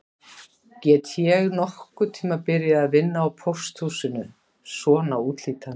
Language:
Icelandic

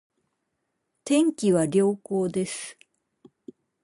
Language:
Japanese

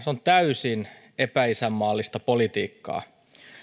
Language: Finnish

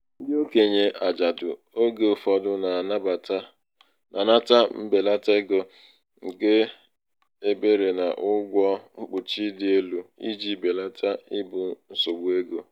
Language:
Igbo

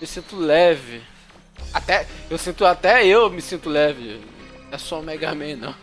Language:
Portuguese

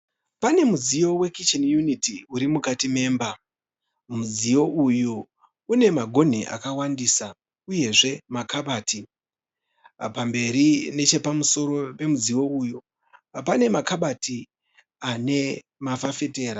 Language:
Shona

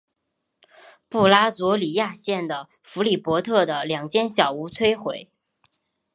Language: Chinese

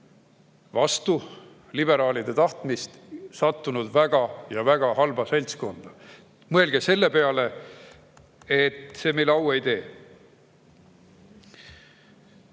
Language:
Estonian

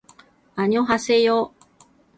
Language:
Japanese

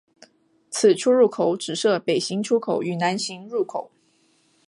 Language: Chinese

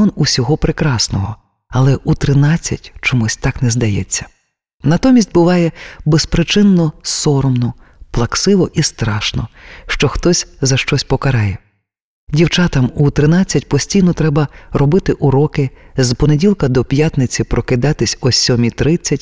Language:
Ukrainian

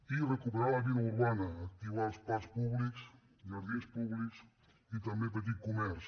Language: Catalan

